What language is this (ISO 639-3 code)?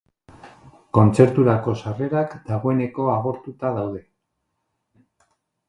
eus